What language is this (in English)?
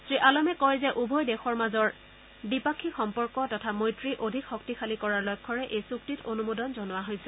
Assamese